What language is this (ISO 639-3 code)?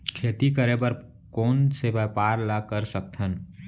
hne